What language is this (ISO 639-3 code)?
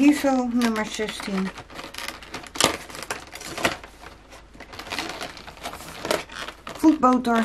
nld